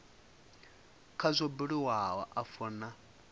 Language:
Venda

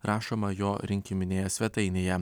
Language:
Lithuanian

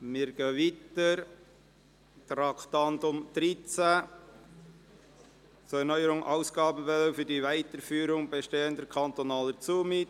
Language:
Swiss German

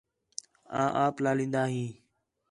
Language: Khetrani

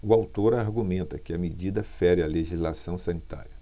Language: Portuguese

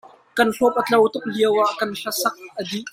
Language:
Hakha Chin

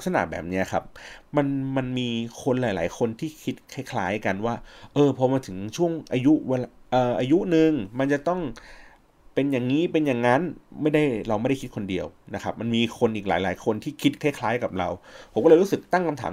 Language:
Thai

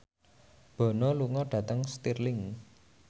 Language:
Javanese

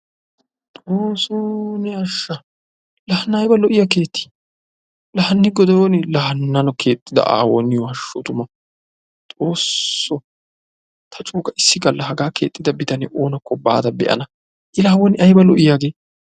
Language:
Wolaytta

